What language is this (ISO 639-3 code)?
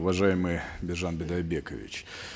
kaz